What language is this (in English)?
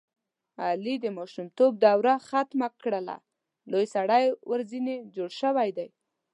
Pashto